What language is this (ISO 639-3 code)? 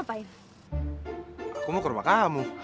ind